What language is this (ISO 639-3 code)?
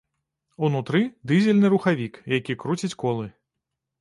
bel